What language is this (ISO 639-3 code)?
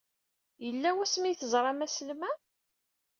kab